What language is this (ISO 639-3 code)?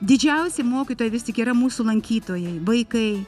lit